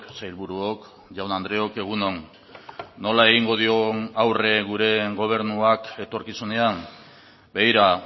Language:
Basque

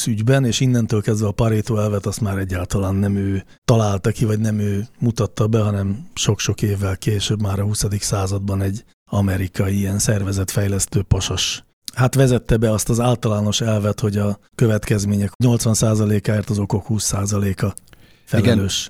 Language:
Hungarian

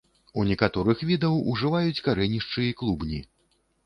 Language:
Belarusian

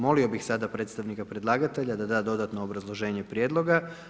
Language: Croatian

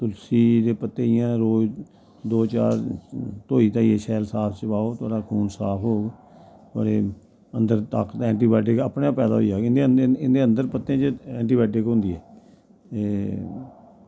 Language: Dogri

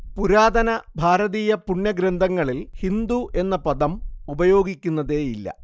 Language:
Malayalam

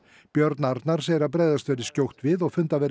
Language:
Icelandic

